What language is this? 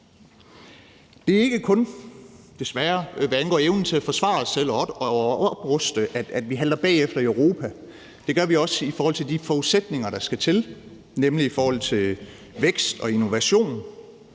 Danish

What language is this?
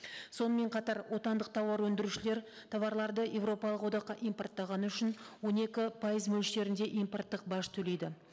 Kazakh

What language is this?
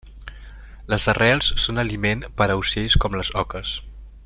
Catalan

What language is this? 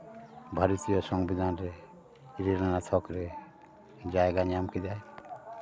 Santali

